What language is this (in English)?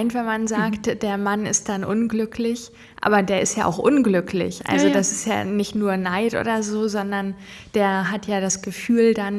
German